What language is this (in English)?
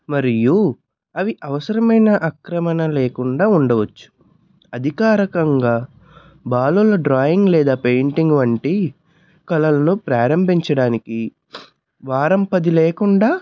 Telugu